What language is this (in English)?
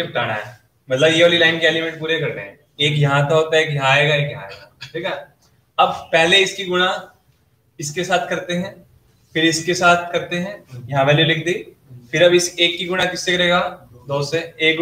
Hindi